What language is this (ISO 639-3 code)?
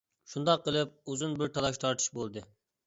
uig